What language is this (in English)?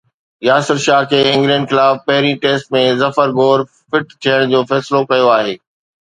Sindhi